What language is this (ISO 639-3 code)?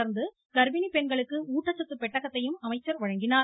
tam